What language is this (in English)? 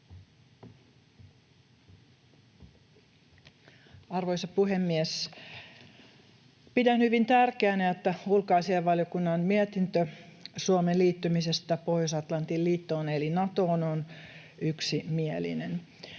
Finnish